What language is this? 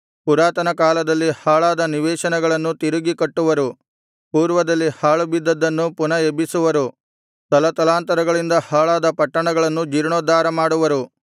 Kannada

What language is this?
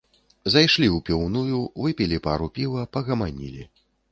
Belarusian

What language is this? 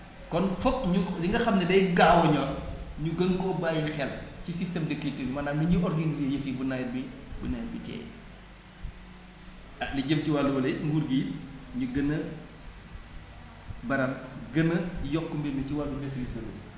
Wolof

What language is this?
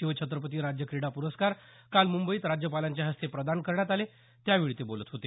Marathi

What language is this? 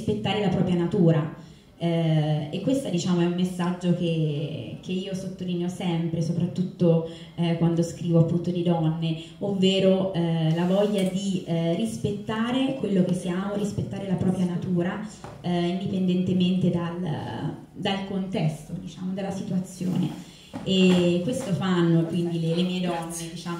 Italian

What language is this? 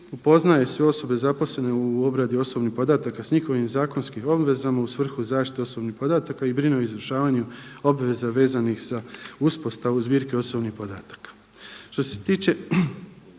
Croatian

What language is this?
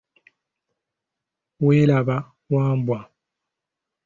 Ganda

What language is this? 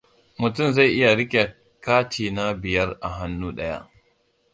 Hausa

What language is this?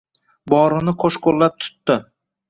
Uzbek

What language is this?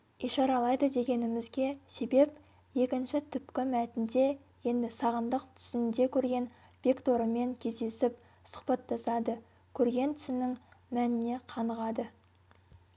Kazakh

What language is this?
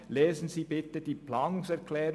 Swiss German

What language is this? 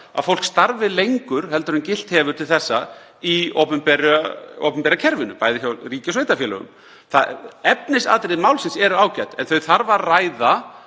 Icelandic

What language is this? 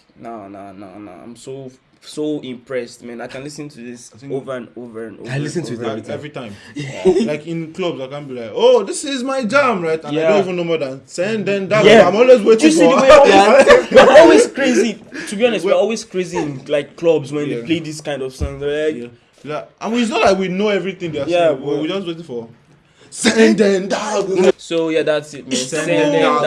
Turkish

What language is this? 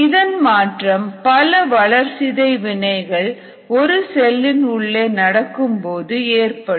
Tamil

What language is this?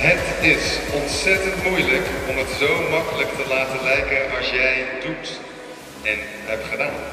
Dutch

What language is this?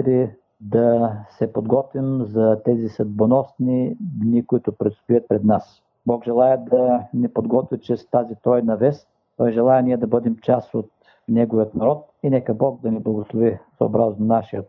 Bulgarian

